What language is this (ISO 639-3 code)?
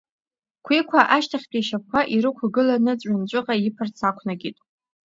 abk